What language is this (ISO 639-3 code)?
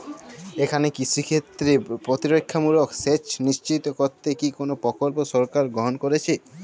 ben